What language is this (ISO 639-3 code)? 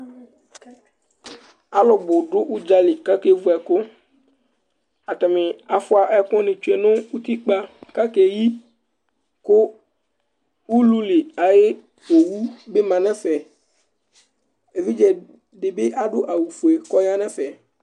kpo